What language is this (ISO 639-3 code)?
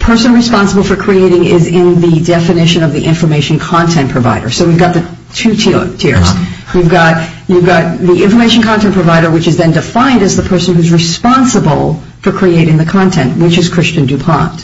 eng